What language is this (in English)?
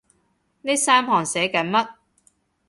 Cantonese